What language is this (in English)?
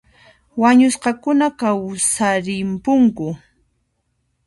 Puno Quechua